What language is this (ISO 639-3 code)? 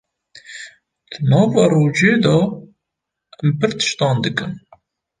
kur